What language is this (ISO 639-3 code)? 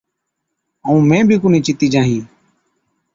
odk